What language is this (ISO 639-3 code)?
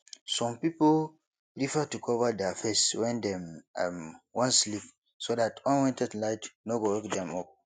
pcm